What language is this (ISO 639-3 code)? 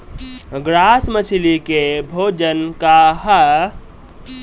bho